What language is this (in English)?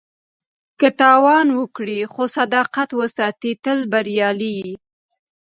Pashto